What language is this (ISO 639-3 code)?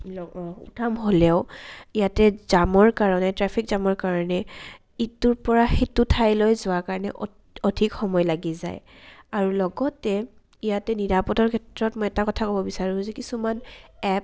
asm